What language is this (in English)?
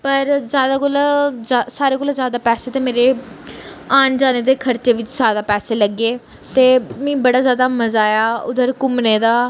Dogri